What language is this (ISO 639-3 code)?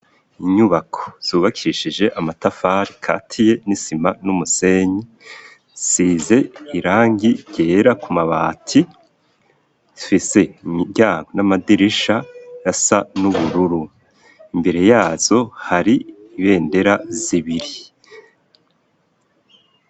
run